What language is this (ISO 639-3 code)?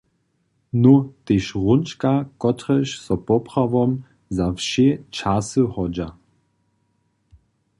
hsb